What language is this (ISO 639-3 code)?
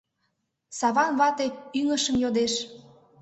chm